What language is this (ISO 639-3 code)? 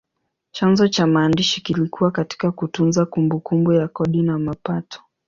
swa